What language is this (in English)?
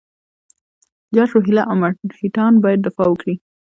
Pashto